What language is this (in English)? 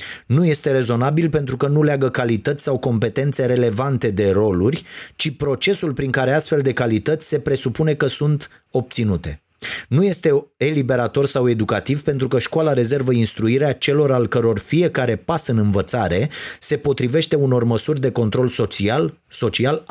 Romanian